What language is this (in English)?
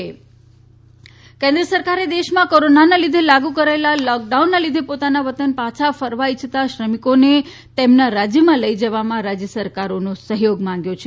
Gujarati